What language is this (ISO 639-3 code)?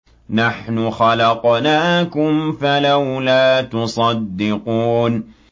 ara